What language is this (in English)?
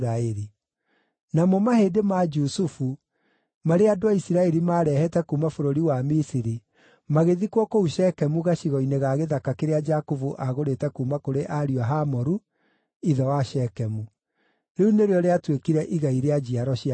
Kikuyu